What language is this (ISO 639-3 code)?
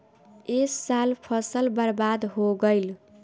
bho